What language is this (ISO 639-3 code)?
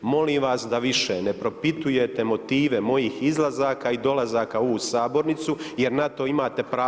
hrv